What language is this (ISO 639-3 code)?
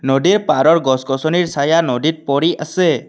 asm